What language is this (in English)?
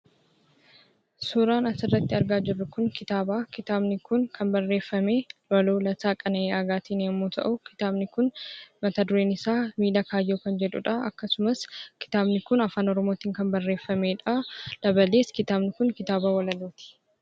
Oromo